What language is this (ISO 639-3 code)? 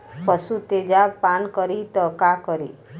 bho